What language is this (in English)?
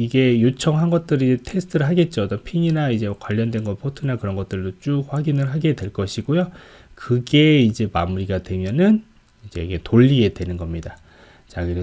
Korean